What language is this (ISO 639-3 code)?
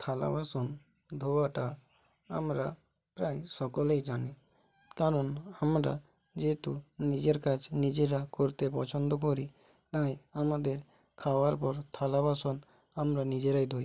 ben